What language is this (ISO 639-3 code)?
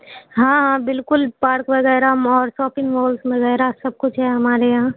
urd